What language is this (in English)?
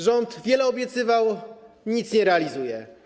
Polish